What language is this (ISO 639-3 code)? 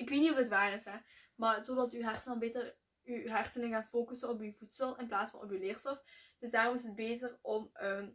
nld